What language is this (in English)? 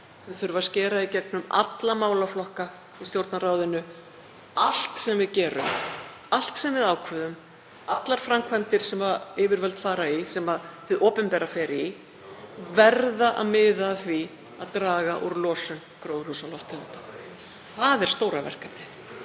Icelandic